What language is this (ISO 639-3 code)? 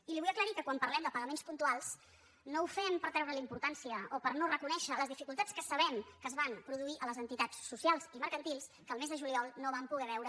cat